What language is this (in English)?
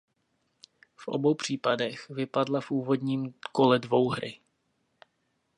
Czech